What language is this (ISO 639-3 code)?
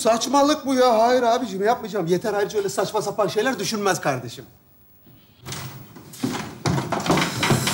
tur